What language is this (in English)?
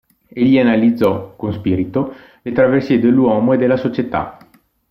Italian